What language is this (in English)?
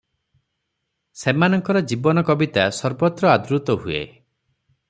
Odia